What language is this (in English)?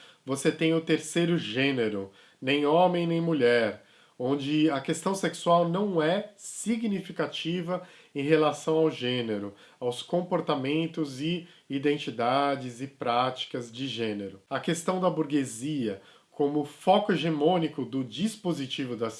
Portuguese